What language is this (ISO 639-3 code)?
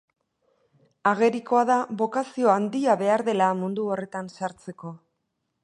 eus